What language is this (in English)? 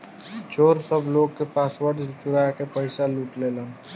Bhojpuri